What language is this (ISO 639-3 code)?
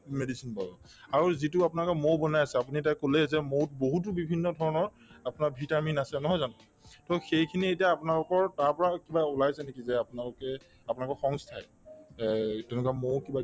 asm